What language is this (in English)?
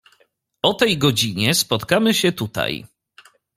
Polish